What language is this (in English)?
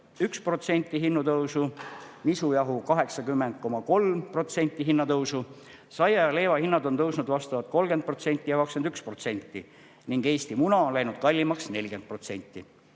Estonian